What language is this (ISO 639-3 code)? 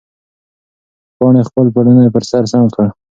pus